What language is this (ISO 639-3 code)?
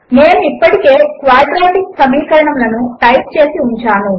tel